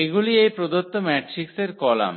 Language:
Bangla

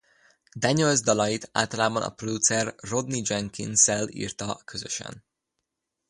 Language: Hungarian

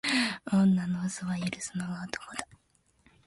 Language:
Japanese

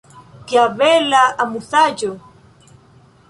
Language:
Esperanto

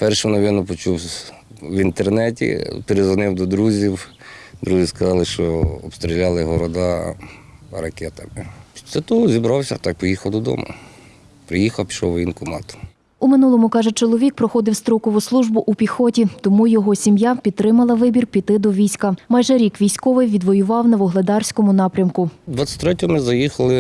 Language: Ukrainian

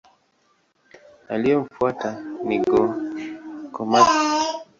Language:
Swahili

